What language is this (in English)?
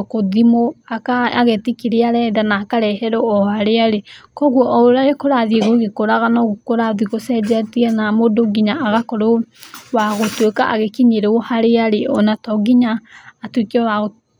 Kikuyu